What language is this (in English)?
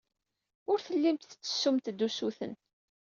Kabyle